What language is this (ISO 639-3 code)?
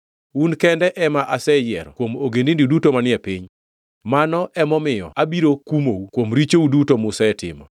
luo